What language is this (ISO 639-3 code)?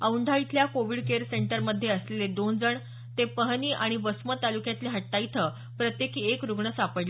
mar